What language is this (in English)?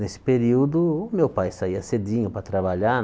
Portuguese